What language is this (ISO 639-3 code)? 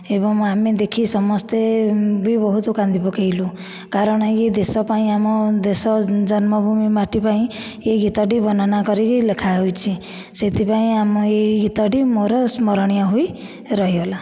ori